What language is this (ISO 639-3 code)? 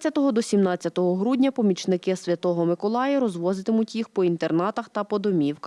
ukr